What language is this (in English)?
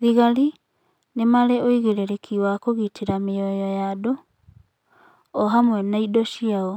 Kikuyu